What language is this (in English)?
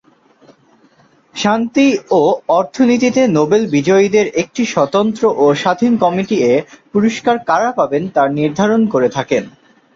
Bangla